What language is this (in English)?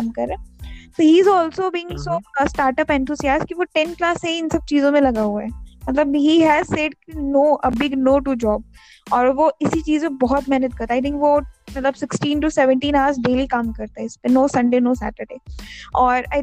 Hindi